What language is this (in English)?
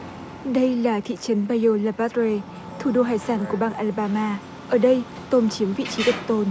Vietnamese